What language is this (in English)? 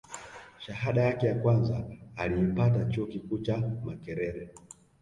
Swahili